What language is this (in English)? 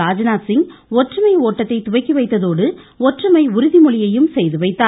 Tamil